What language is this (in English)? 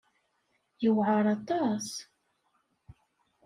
Kabyle